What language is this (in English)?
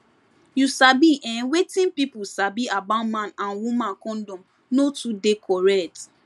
Nigerian Pidgin